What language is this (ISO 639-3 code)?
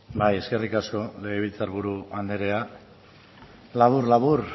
eus